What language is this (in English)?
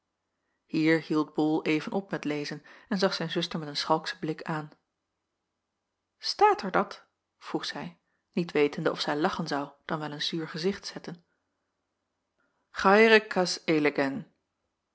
Dutch